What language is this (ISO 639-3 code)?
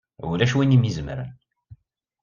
kab